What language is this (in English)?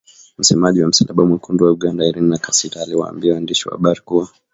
Swahili